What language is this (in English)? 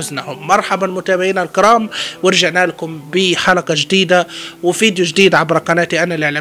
Arabic